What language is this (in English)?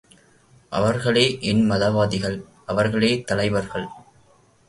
Tamil